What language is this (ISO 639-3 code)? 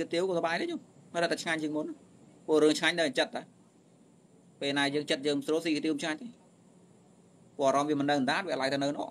vie